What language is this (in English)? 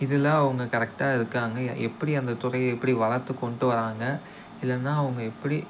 Tamil